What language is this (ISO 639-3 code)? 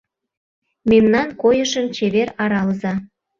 chm